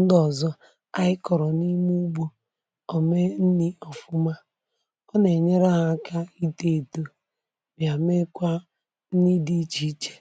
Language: Igbo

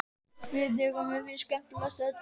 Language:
Icelandic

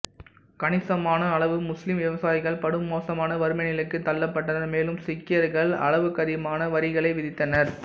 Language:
Tamil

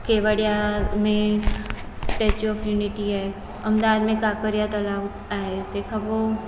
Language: Sindhi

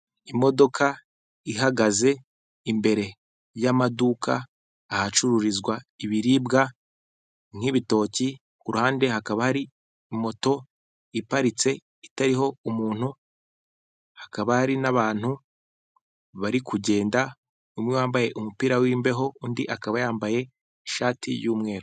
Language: Kinyarwanda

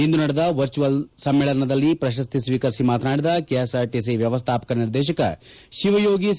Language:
Kannada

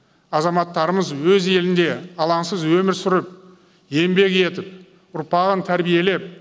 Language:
Kazakh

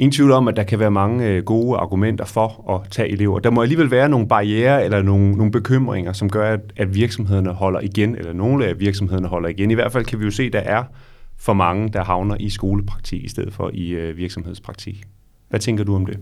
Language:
Danish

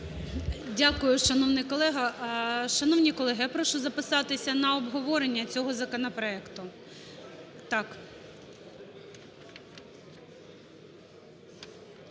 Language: Ukrainian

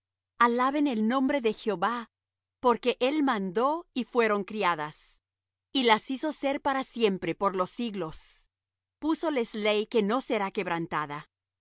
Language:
Spanish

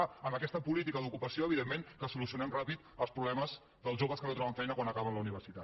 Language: Catalan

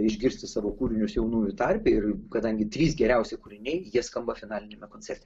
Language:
Lithuanian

